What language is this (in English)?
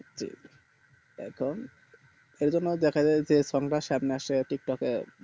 Bangla